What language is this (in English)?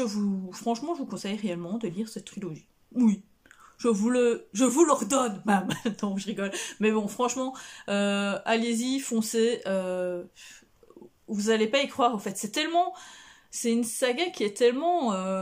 French